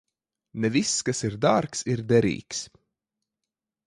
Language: Latvian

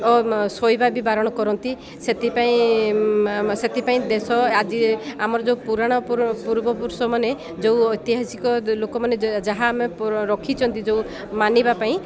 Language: Odia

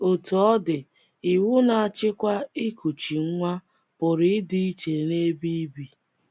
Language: Igbo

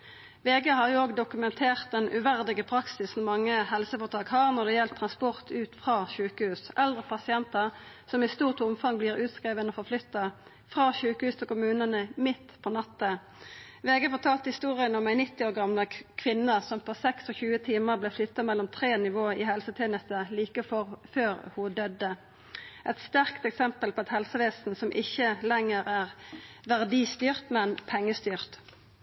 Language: Norwegian Nynorsk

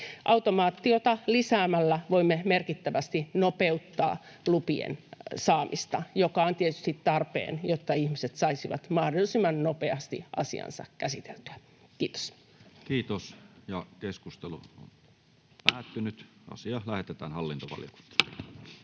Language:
Finnish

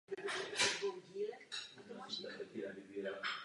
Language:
Czech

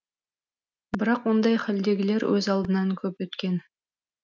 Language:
Kazakh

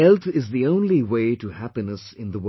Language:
English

